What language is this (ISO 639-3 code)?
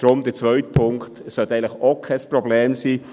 gsw